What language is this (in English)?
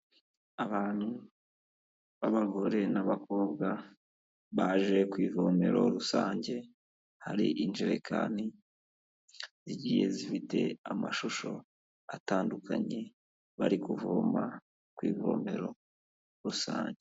Kinyarwanda